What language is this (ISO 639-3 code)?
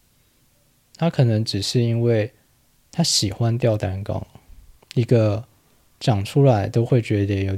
zho